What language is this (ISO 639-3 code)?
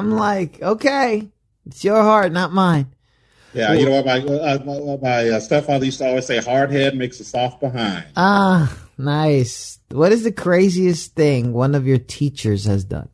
eng